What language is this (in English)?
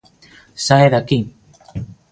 Galician